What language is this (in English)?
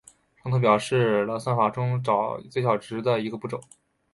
Chinese